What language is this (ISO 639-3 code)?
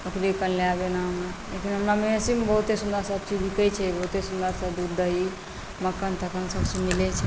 mai